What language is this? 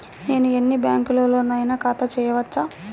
Telugu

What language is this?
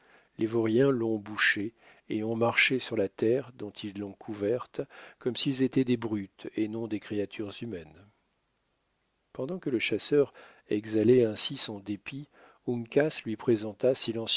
French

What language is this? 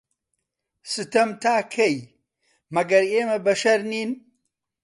Central Kurdish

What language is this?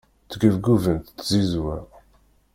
Kabyle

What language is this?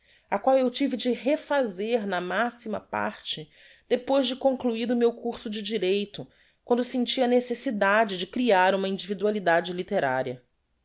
Portuguese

